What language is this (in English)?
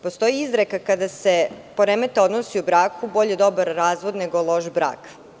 Serbian